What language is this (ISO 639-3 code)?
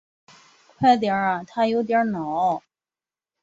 zho